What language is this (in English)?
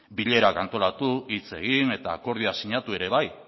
Basque